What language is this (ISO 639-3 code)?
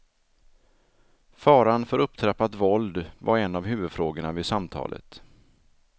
swe